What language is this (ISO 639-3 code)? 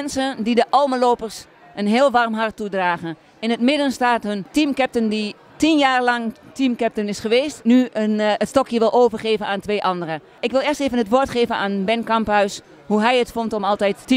nld